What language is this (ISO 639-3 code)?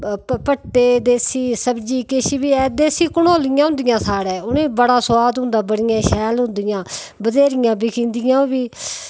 doi